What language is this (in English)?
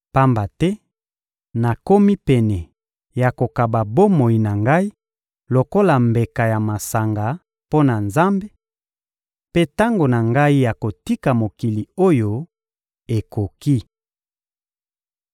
Lingala